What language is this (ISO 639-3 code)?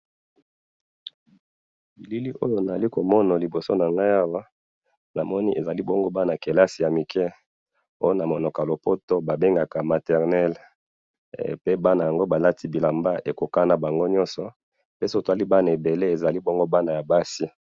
lin